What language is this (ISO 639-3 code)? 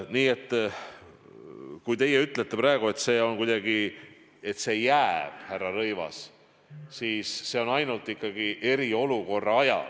est